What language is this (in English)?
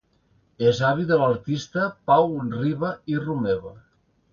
Catalan